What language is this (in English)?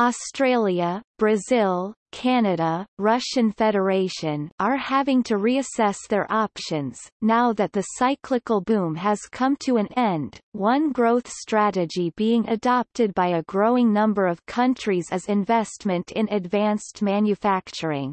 English